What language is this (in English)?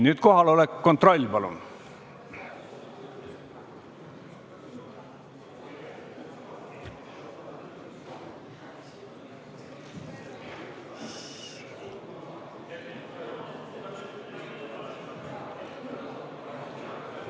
Estonian